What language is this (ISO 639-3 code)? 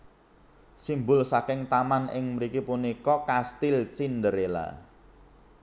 jav